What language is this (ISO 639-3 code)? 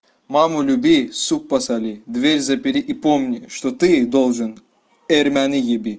rus